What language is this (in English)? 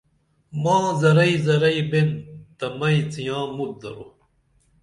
Dameli